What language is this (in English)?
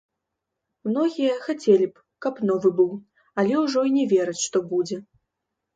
Belarusian